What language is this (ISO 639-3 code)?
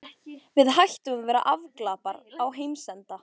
isl